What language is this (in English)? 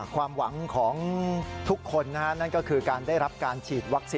Thai